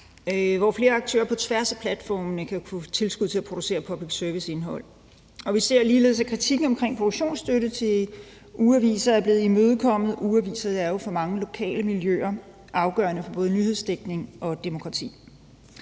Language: Danish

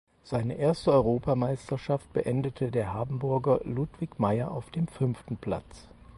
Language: German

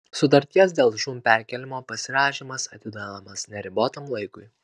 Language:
Lithuanian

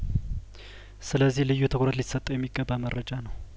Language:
Amharic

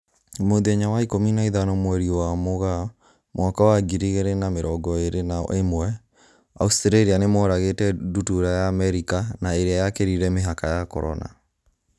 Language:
Kikuyu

